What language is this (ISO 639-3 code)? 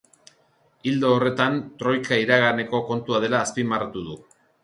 eus